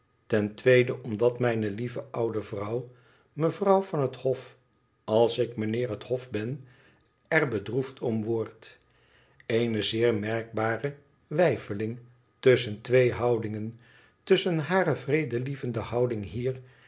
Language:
Dutch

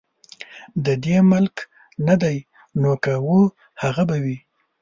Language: Pashto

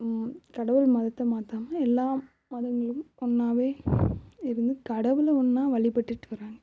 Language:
Tamil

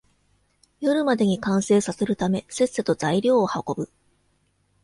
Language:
Japanese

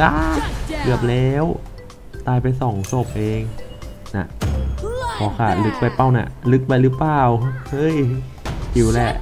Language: Thai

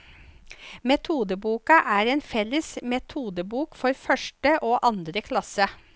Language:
Norwegian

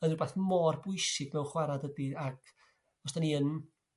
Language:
Welsh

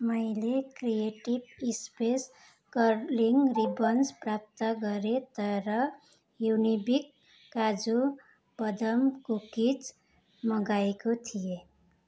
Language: Nepali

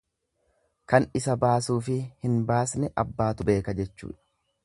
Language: Oromo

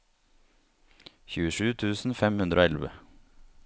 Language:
Norwegian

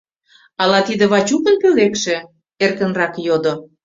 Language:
Mari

